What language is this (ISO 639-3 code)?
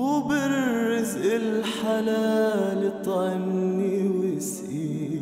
ara